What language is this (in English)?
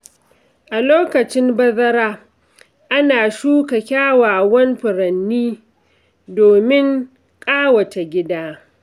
Hausa